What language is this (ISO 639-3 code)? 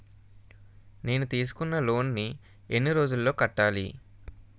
tel